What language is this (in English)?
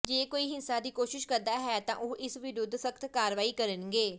Punjabi